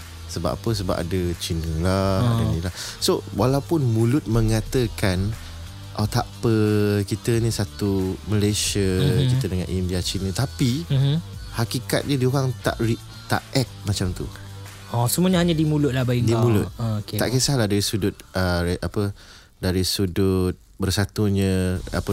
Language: Malay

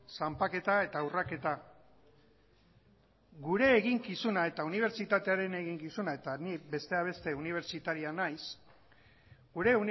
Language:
Basque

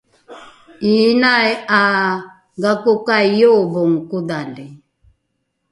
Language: Rukai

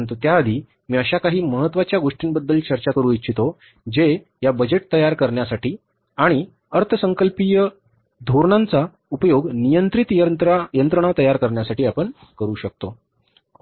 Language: Marathi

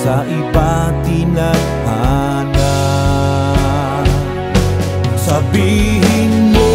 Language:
Filipino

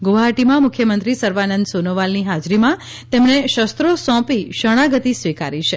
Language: Gujarati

